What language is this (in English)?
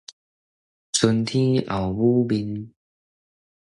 Min Nan Chinese